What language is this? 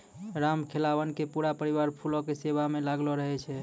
Maithili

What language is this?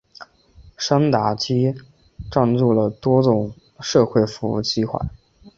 Chinese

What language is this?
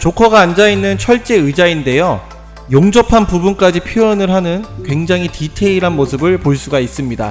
Korean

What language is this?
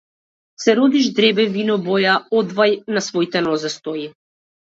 Macedonian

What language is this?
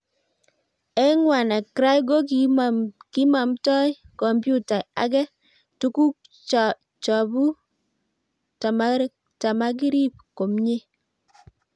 Kalenjin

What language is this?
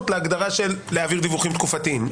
Hebrew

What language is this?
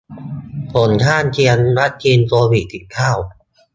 Thai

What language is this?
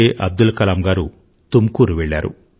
Telugu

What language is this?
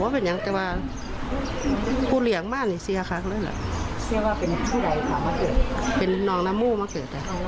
Thai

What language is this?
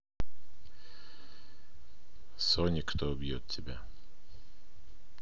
Russian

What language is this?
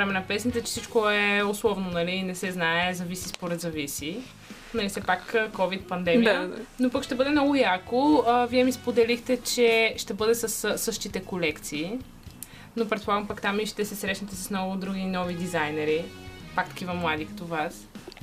Bulgarian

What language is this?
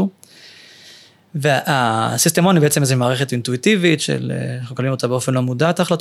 Hebrew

